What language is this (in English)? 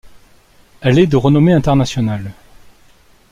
French